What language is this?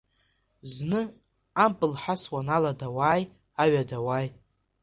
Abkhazian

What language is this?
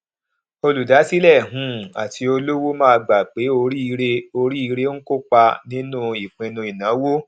Yoruba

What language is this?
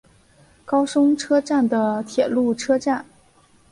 Chinese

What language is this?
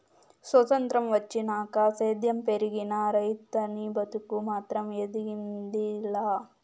Telugu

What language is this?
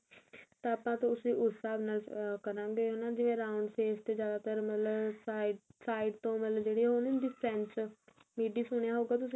Punjabi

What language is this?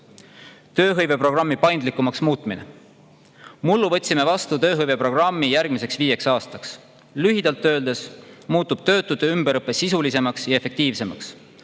Estonian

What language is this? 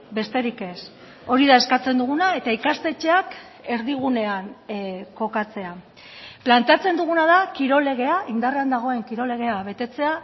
Basque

